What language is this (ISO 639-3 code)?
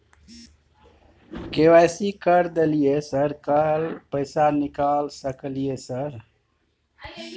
mai